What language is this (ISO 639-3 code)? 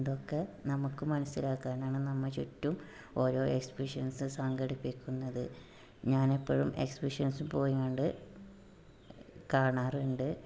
mal